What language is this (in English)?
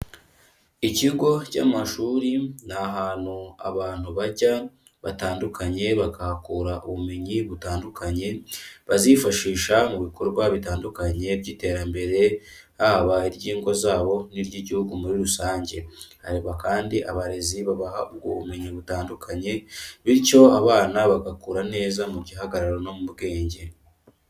Kinyarwanda